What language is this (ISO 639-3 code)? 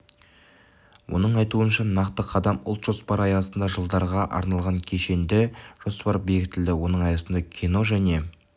kaz